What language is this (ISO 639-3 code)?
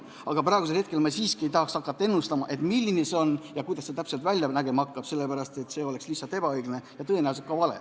est